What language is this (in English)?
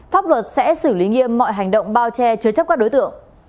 Vietnamese